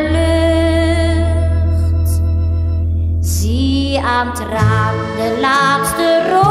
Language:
Dutch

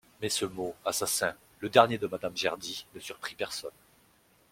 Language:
French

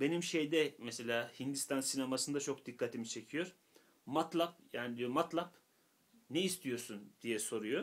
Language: Turkish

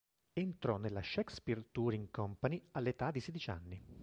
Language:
Italian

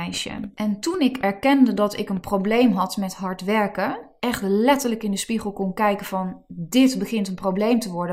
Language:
Dutch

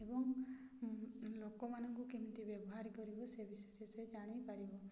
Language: Odia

